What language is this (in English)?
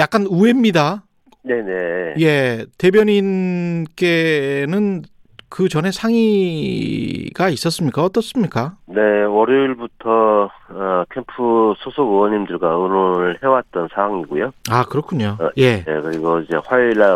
Korean